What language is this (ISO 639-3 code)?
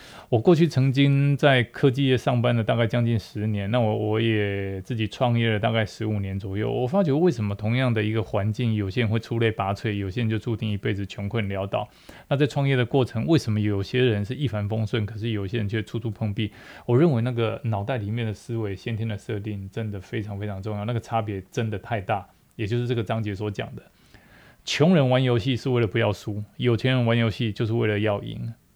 zho